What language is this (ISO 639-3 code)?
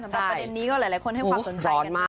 tha